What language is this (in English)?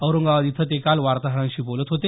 Marathi